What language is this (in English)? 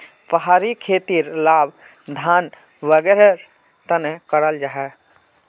Magahi